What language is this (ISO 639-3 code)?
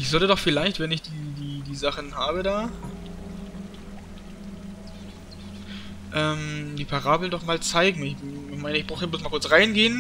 deu